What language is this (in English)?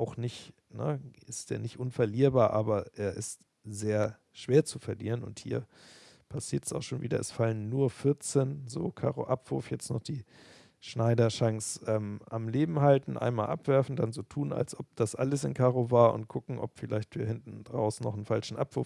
German